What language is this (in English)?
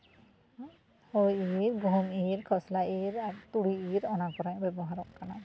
Santali